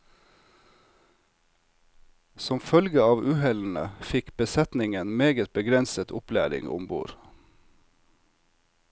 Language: Norwegian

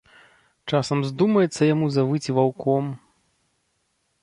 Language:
Belarusian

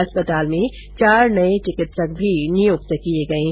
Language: Hindi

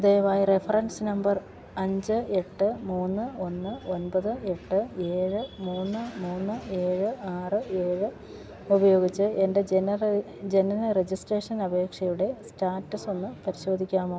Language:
Malayalam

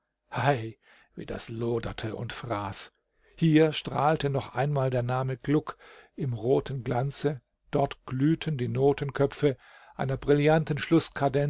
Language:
German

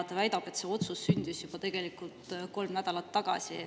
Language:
Estonian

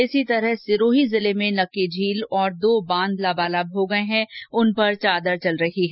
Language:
Hindi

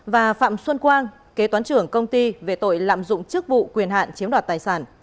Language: Vietnamese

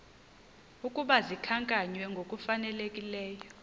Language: Xhosa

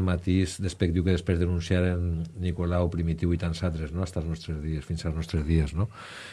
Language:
Spanish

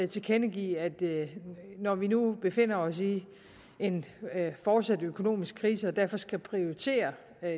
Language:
Danish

